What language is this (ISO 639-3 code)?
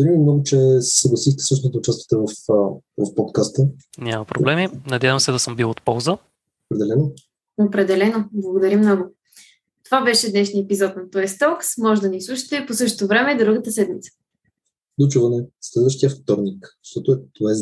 bul